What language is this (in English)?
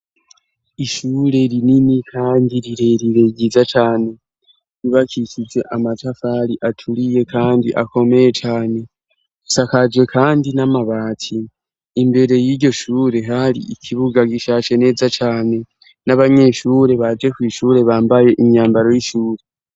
Rundi